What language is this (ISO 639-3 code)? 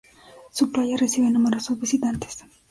spa